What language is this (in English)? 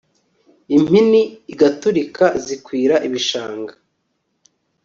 Kinyarwanda